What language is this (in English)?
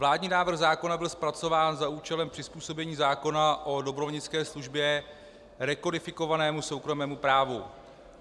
Czech